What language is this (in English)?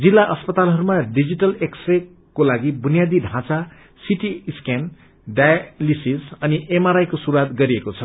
Nepali